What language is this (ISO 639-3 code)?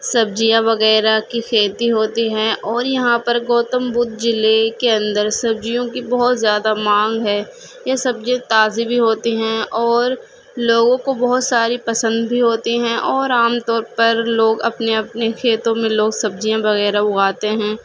urd